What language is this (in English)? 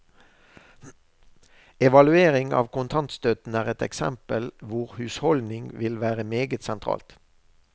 Norwegian